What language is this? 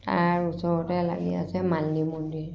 Assamese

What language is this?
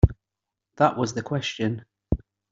English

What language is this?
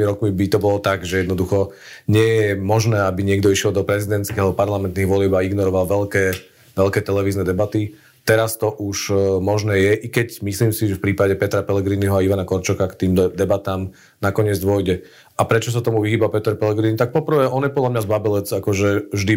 Slovak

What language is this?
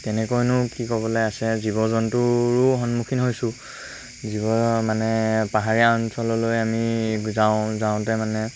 Assamese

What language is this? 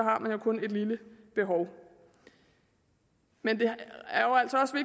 Danish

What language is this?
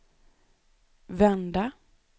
Swedish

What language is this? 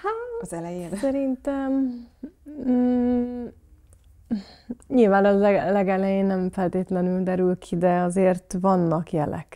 Hungarian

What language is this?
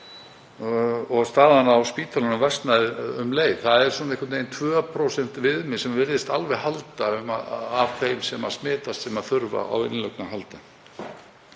Icelandic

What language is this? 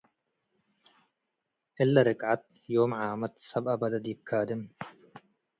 Tigre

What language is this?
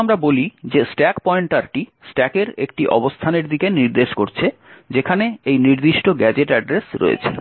Bangla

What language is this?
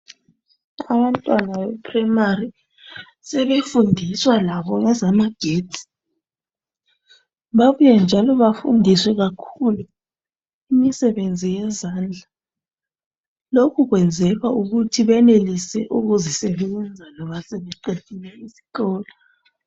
North Ndebele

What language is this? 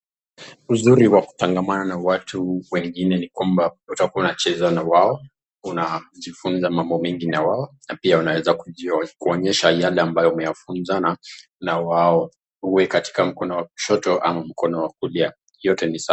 Swahili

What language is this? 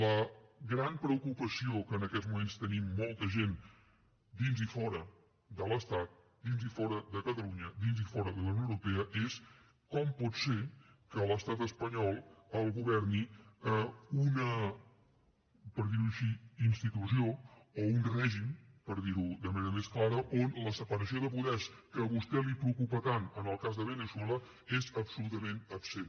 Catalan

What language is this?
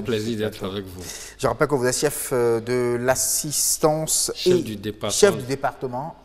French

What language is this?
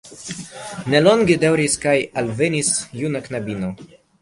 Esperanto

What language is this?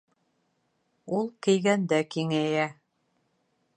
Bashkir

